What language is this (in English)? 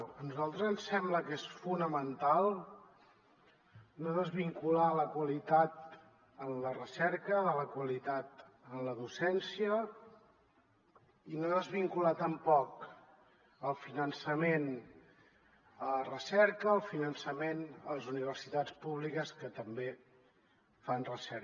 Catalan